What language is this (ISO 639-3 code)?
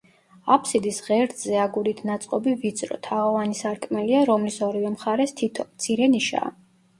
kat